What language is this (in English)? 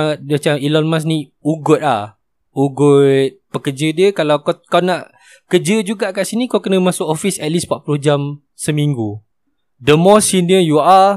Malay